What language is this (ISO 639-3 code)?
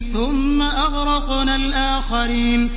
ara